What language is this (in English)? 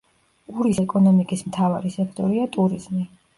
Georgian